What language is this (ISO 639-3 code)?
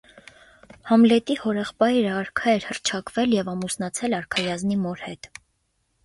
hye